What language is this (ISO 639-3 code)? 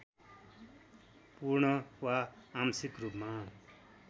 nep